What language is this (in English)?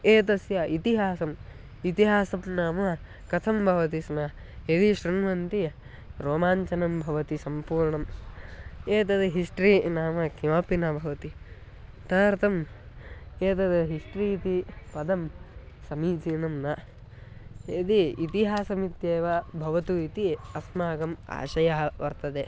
Sanskrit